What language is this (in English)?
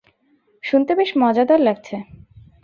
Bangla